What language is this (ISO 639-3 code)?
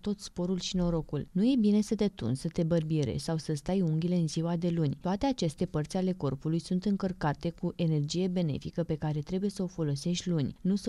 ron